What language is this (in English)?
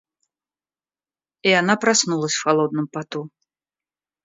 Russian